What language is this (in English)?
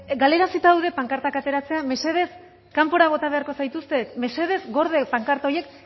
Basque